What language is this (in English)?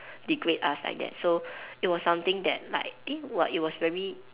English